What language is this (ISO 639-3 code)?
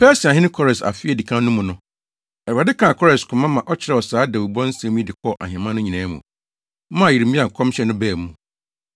aka